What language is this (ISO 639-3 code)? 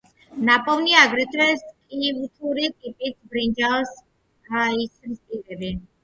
kat